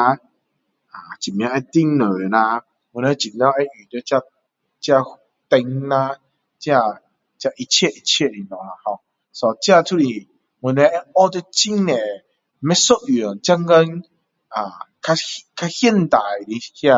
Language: Min Dong Chinese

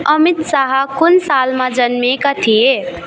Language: Nepali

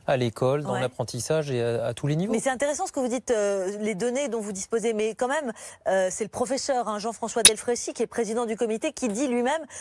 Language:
French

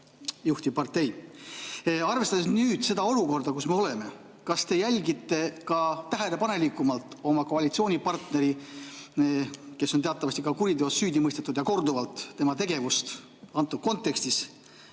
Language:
Estonian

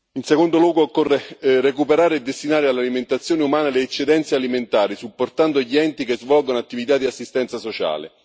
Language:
Italian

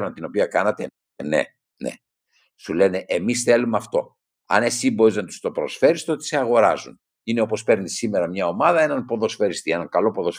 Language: Greek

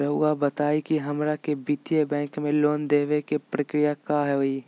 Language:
Magahi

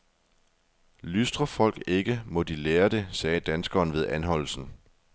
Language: Danish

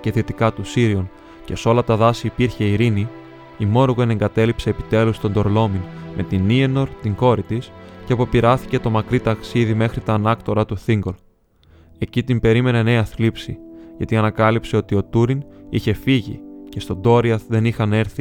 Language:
Greek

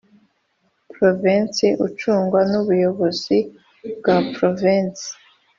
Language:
Kinyarwanda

